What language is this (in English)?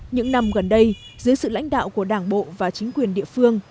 Vietnamese